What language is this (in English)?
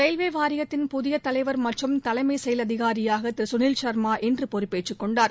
Tamil